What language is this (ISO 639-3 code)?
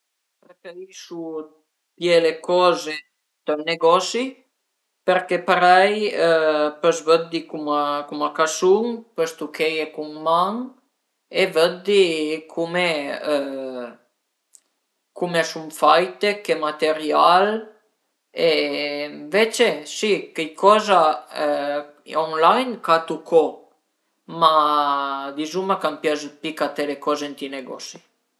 pms